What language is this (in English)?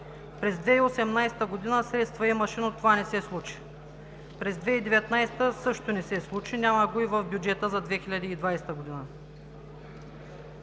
Bulgarian